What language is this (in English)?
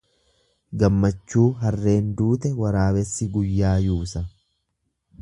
Oromo